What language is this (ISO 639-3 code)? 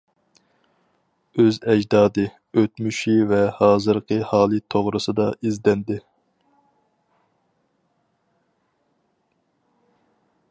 uig